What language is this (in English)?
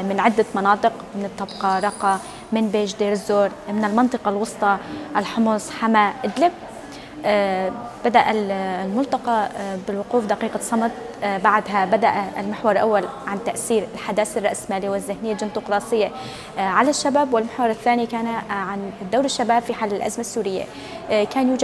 Arabic